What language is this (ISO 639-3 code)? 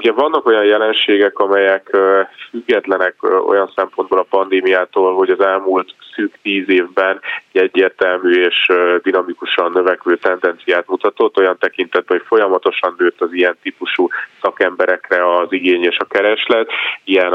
hun